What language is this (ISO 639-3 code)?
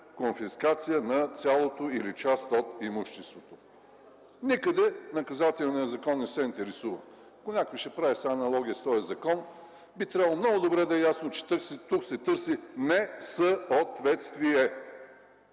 bul